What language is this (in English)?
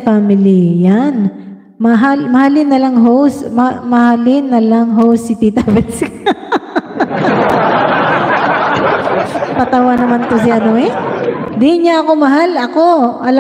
Filipino